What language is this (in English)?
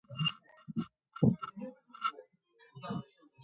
Georgian